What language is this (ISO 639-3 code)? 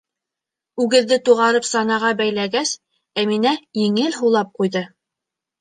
bak